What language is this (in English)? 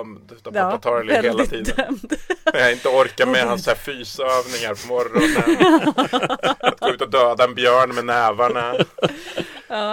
Swedish